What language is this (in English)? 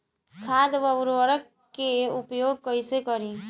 Bhojpuri